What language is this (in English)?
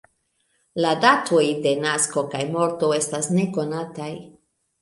Esperanto